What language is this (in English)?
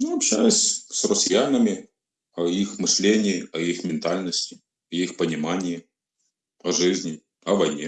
Russian